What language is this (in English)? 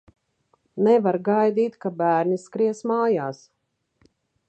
Latvian